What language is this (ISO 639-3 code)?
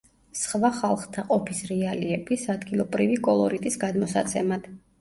kat